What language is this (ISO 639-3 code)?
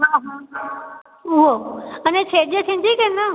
snd